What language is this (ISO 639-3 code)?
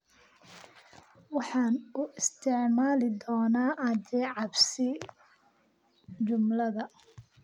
som